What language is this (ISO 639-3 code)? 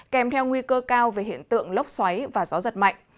vie